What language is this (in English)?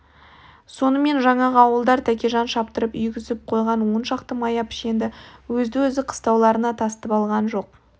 Kazakh